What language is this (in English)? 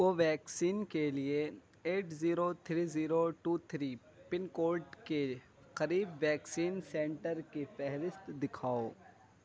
Urdu